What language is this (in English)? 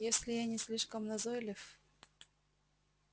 Russian